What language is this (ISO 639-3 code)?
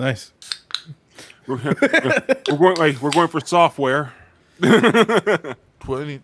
eng